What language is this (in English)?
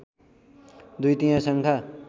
Nepali